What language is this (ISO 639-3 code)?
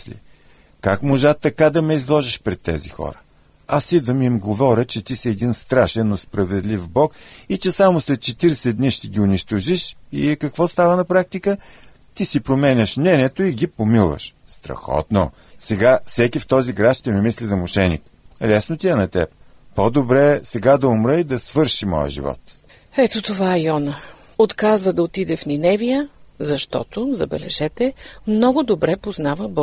bul